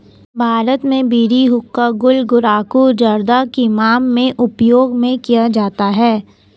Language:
Hindi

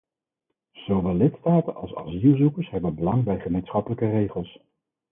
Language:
Dutch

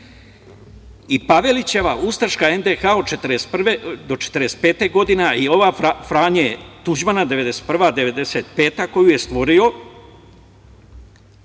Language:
Serbian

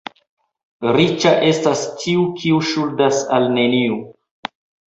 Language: Esperanto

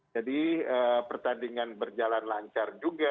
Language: Indonesian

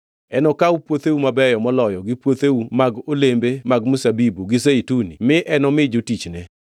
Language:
Luo (Kenya and Tanzania)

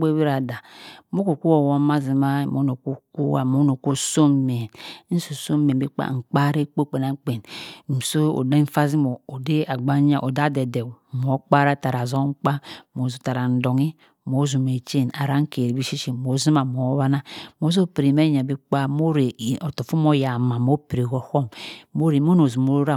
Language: Cross River Mbembe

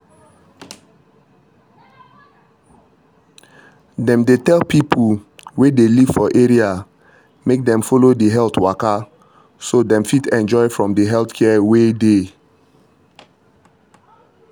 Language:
Nigerian Pidgin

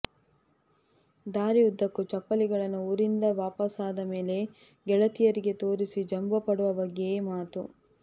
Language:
Kannada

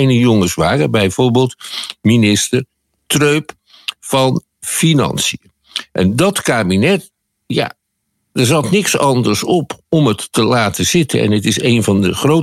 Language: Dutch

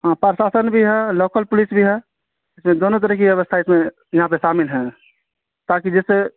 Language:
Urdu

